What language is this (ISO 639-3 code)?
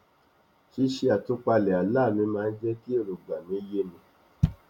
yor